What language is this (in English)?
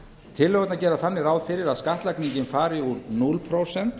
Icelandic